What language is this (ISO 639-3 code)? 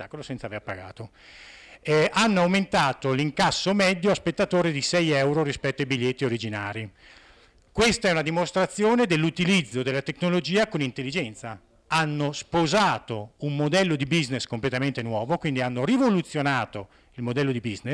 ita